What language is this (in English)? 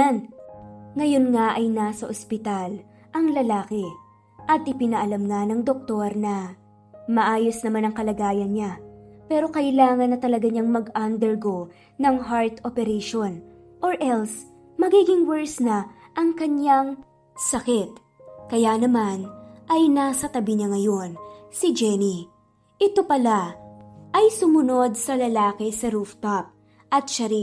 Filipino